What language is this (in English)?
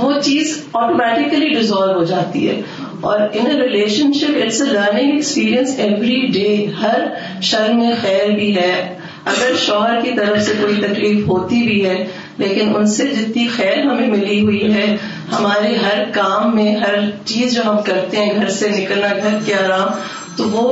Urdu